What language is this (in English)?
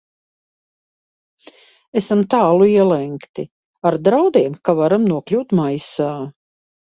Latvian